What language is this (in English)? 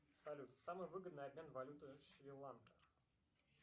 Russian